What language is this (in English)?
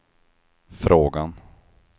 Swedish